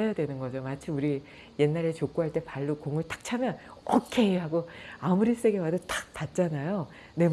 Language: Korean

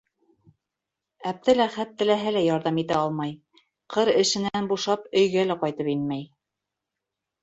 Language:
Bashkir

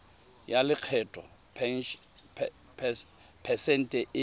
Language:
Tswana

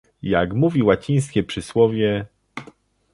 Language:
Polish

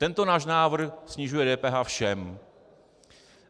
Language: Czech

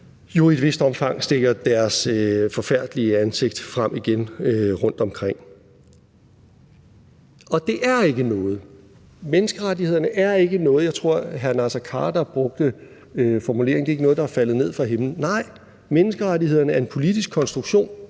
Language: Danish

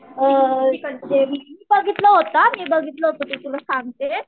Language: Marathi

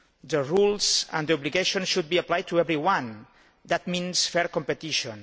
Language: English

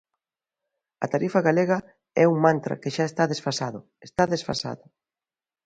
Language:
Galician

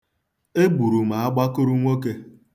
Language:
Igbo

